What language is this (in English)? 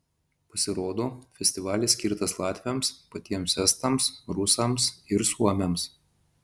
Lithuanian